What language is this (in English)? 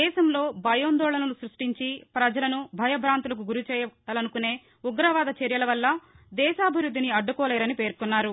Telugu